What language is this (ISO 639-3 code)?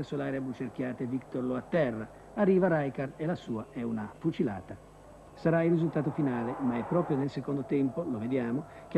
ita